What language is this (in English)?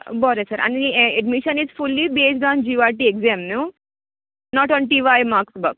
Konkani